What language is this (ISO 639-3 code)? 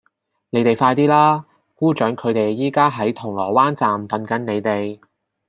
yue